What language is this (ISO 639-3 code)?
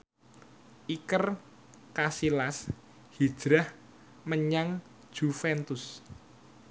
jav